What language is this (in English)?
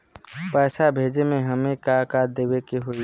Bhojpuri